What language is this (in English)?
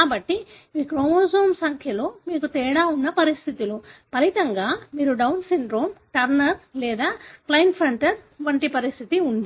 Telugu